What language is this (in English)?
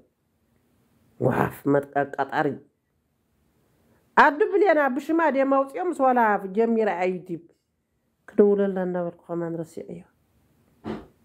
Arabic